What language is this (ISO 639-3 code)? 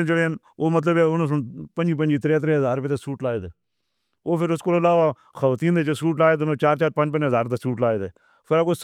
hno